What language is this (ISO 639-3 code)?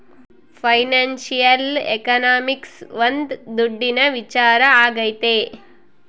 kan